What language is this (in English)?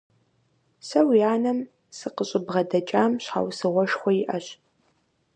Kabardian